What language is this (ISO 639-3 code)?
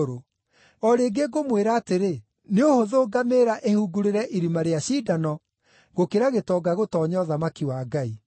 kik